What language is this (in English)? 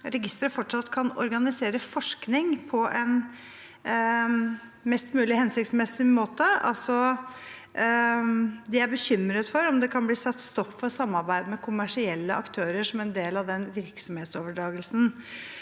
Norwegian